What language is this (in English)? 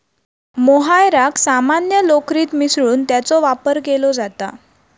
Marathi